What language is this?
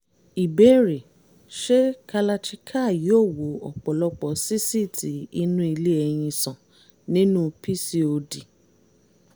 Yoruba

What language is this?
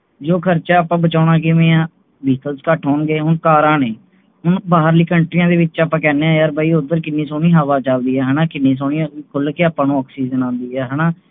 Punjabi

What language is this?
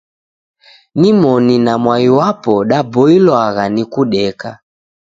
Taita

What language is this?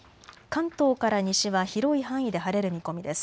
Japanese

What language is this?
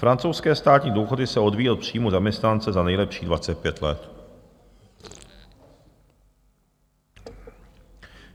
Czech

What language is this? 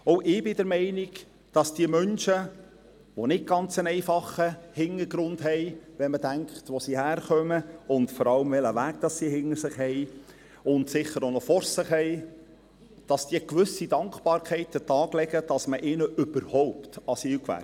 Swiss German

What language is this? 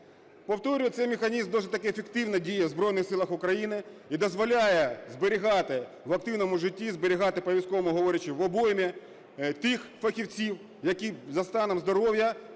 Ukrainian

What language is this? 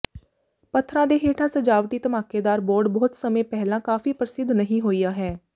Punjabi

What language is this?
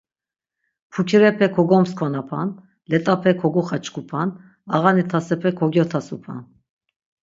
Laz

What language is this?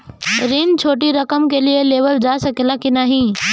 Bhojpuri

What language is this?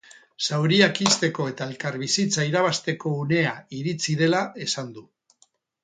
Basque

